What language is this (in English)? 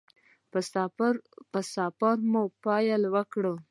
Pashto